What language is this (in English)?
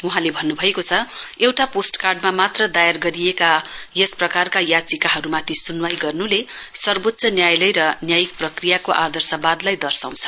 Nepali